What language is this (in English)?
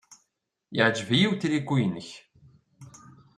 Kabyle